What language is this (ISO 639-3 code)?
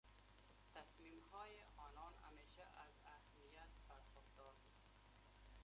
fas